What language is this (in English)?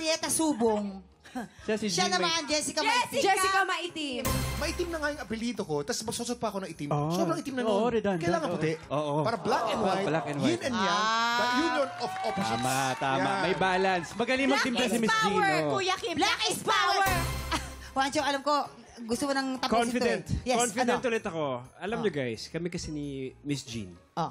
Filipino